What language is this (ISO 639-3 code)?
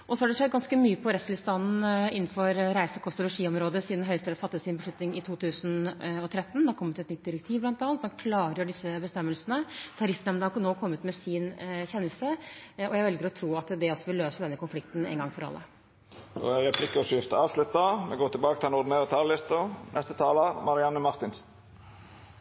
nor